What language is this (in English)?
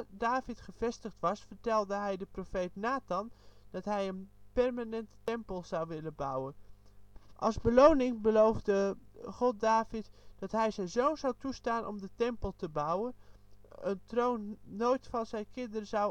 Dutch